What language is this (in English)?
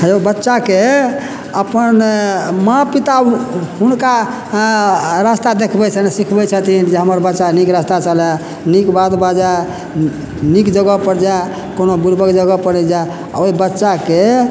Maithili